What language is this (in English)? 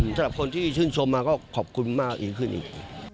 Thai